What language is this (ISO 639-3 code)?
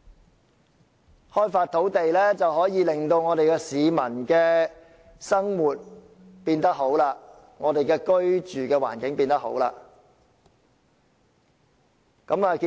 yue